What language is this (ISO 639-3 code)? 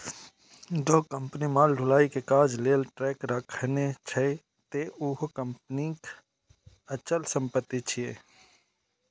mai